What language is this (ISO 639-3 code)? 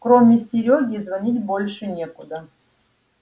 rus